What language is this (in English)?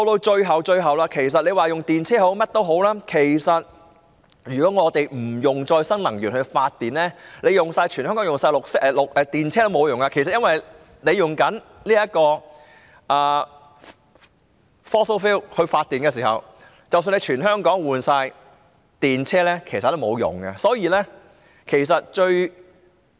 Cantonese